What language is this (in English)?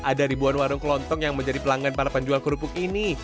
Indonesian